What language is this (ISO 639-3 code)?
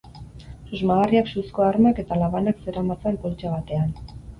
eus